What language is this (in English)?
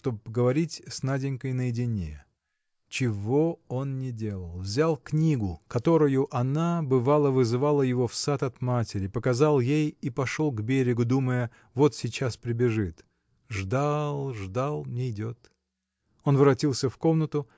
Russian